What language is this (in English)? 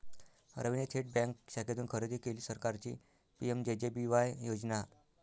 Marathi